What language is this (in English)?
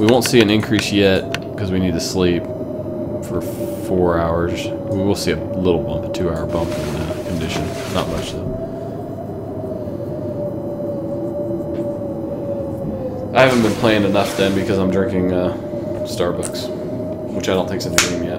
English